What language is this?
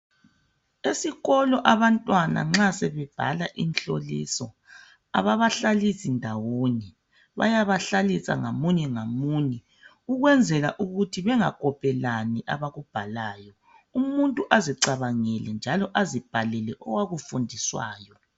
North Ndebele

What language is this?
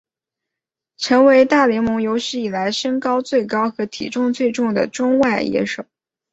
Chinese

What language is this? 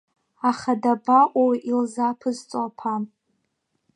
Abkhazian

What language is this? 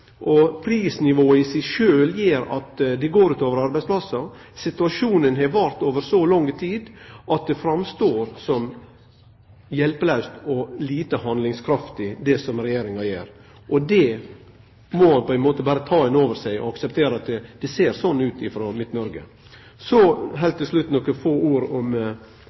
Norwegian Nynorsk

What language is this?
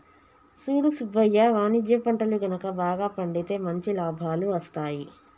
Telugu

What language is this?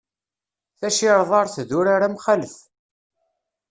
Kabyle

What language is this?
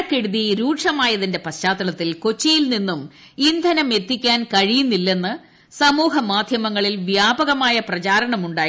Malayalam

